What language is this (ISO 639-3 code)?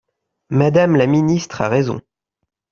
fra